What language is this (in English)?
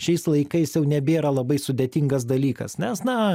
Lithuanian